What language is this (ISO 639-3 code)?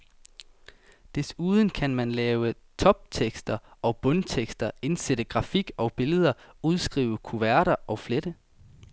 dan